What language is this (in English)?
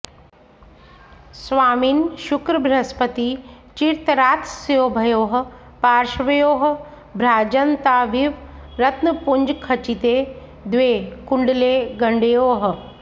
Sanskrit